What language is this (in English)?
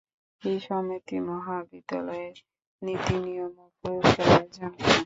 Bangla